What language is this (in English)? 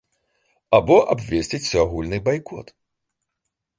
Belarusian